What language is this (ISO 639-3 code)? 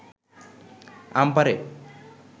ben